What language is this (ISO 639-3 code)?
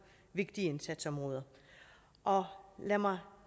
dan